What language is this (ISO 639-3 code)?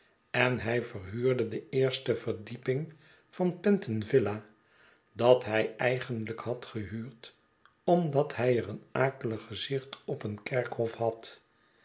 nld